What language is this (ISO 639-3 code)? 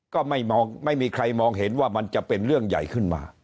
tha